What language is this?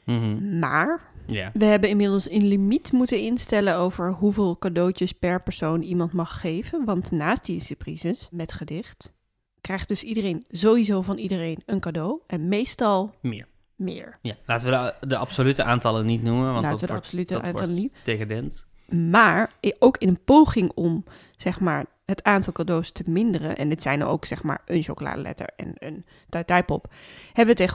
Dutch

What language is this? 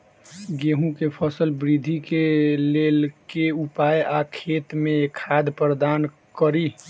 Maithili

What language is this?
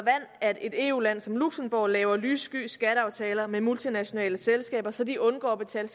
Danish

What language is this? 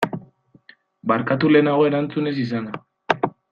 Basque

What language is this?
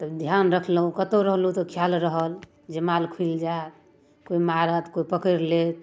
Maithili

